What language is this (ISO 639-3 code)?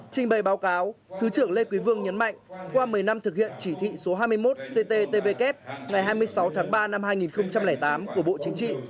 vie